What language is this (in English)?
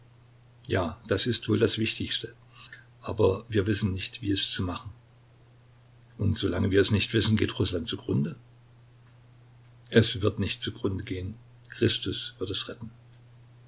German